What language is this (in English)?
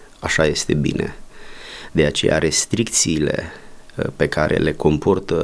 Romanian